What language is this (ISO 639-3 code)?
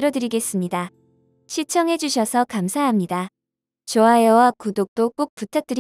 kor